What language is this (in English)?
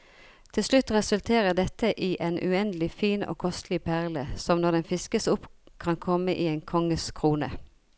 Norwegian